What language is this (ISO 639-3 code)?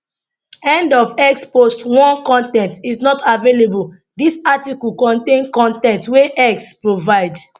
pcm